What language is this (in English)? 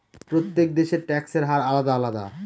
Bangla